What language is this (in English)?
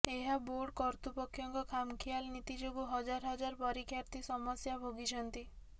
Odia